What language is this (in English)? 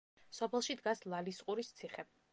Georgian